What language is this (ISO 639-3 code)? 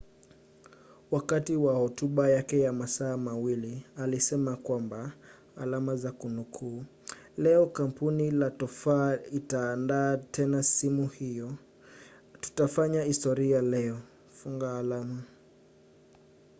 swa